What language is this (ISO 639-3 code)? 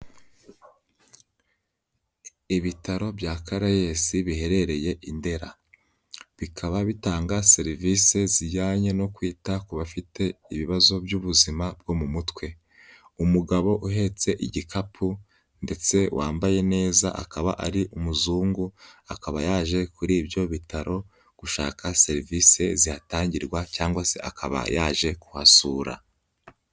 kin